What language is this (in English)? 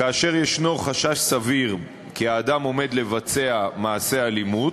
Hebrew